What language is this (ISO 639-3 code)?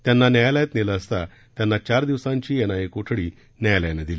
mar